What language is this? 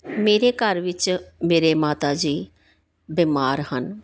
Punjabi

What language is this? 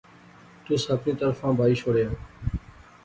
Pahari-Potwari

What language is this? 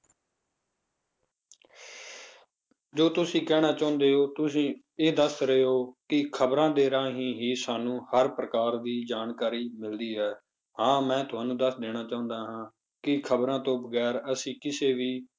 Punjabi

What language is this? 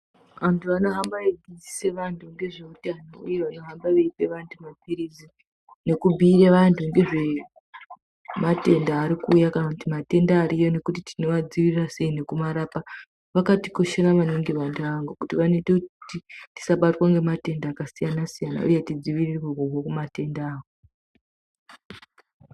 Ndau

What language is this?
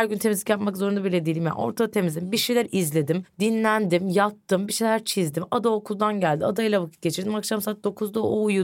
Turkish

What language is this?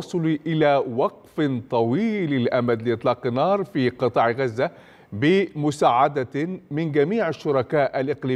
Arabic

